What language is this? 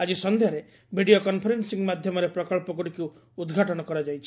Odia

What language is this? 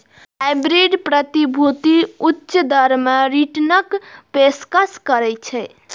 Maithili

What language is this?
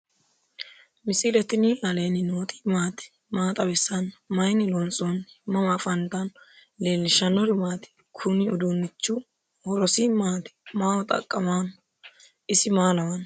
Sidamo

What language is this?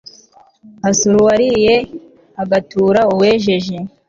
Kinyarwanda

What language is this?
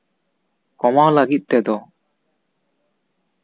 Santali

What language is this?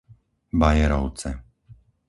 Slovak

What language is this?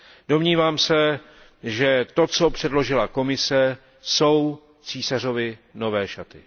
Czech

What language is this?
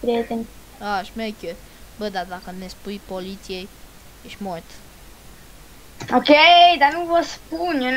Romanian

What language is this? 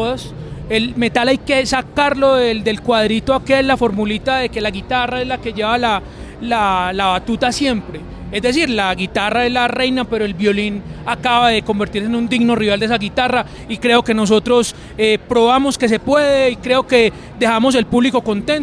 Spanish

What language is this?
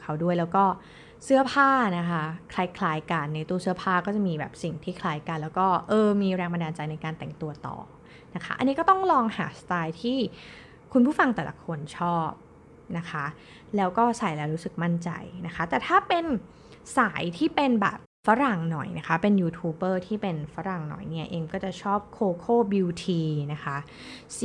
Thai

